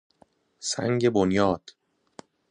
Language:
Persian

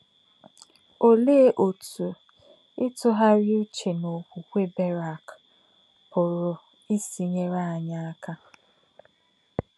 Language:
Igbo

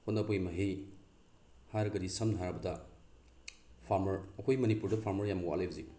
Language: Manipuri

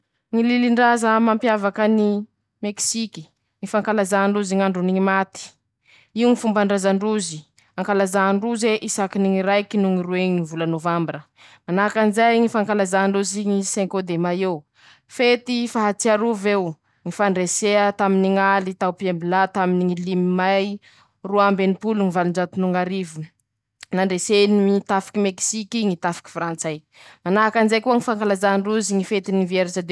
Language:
Masikoro Malagasy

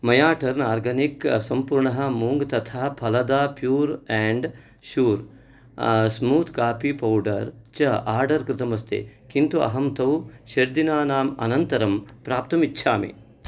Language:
Sanskrit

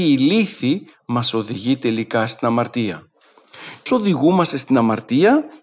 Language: Greek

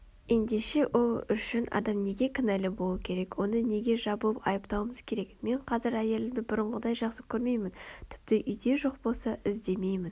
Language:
Kazakh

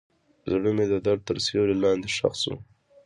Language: Pashto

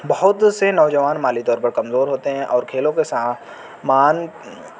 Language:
Urdu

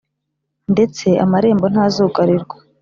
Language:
Kinyarwanda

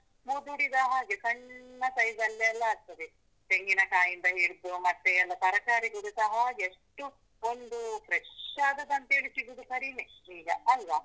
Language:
Kannada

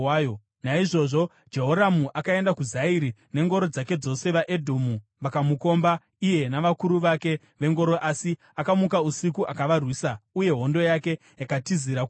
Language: Shona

